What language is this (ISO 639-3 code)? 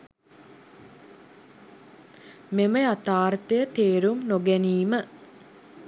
sin